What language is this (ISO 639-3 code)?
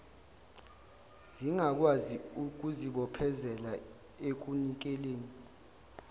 zul